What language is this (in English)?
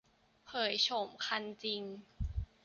Thai